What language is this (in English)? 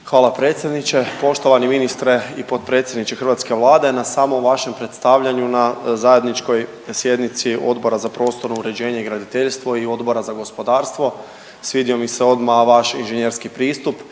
Croatian